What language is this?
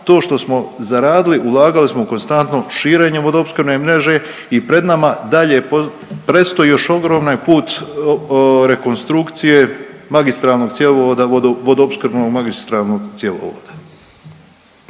Croatian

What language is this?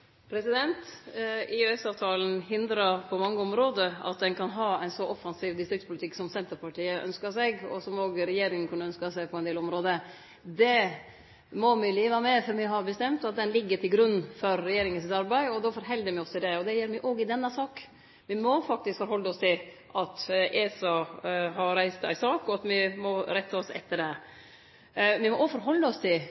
Norwegian Nynorsk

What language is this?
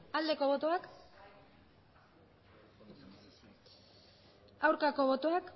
Basque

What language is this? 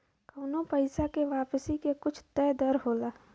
Bhojpuri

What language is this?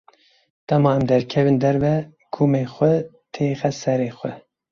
Kurdish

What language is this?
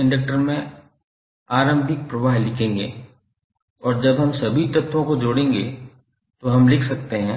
Hindi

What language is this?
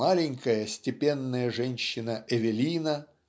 Russian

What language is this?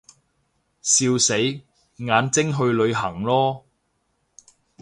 Cantonese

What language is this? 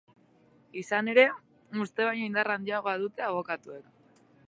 Basque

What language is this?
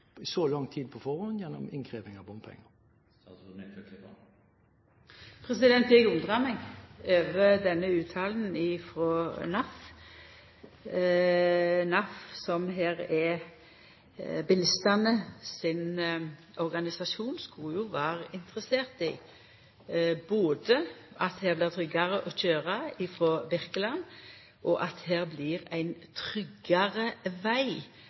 Norwegian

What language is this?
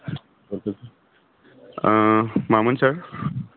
Bodo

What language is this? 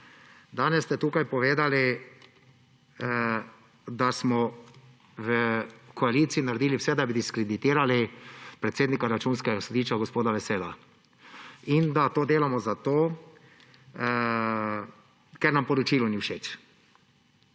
Slovenian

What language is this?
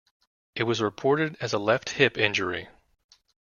English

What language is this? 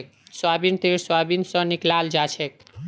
Magahi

